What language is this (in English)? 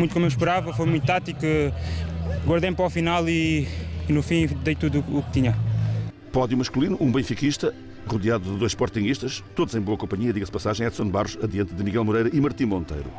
Portuguese